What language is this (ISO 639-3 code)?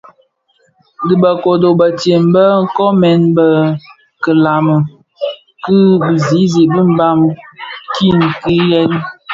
ksf